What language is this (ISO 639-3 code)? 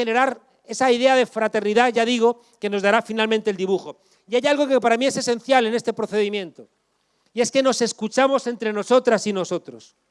spa